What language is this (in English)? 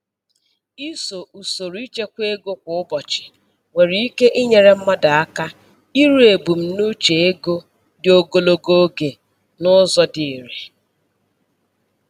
Igbo